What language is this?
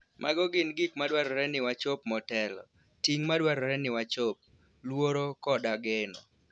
Luo (Kenya and Tanzania)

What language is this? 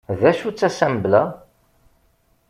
Kabyle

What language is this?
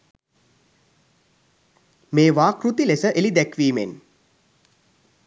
Sinhala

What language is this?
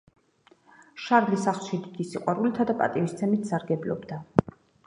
Georgian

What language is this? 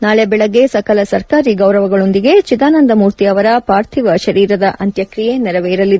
Kannada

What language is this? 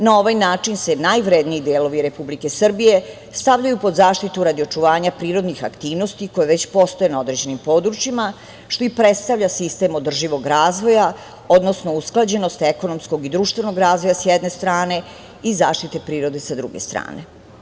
Serbian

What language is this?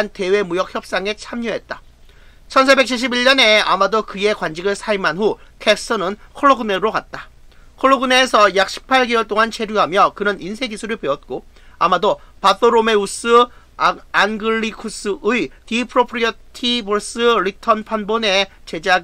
Korean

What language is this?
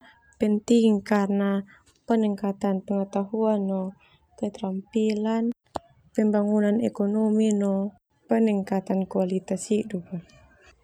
Termanu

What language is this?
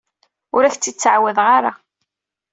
Kabyle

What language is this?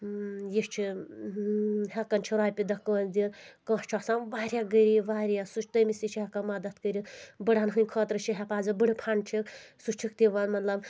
Kashmiri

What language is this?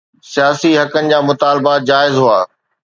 Sindhi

